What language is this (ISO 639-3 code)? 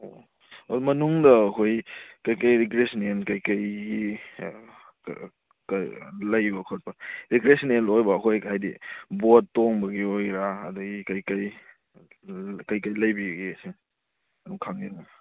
mni